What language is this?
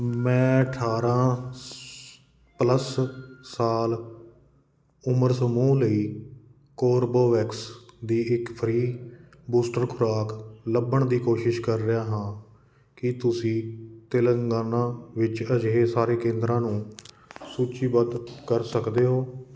Punjabi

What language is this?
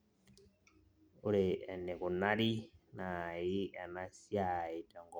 Masai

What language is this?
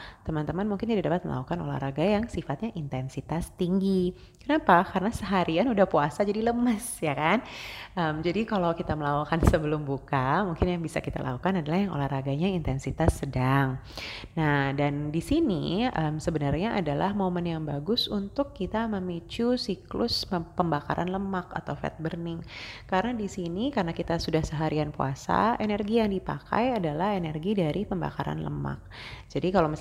Indonesian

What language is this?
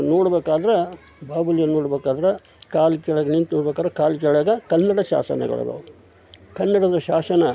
Kannada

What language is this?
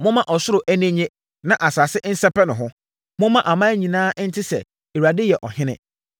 Akan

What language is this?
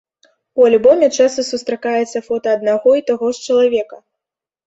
Belarusian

